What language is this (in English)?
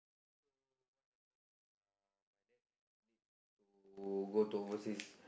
English